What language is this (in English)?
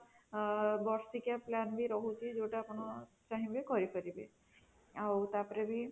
Odia